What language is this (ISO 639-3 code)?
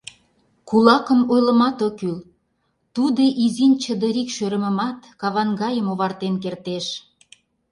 chm